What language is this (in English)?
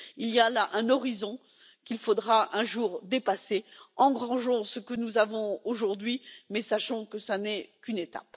French